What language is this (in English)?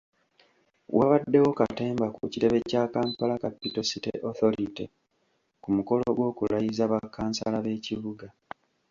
Ganda